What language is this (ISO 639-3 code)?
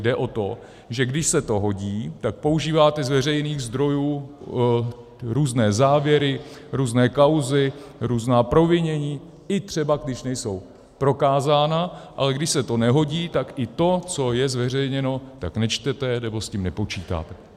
ces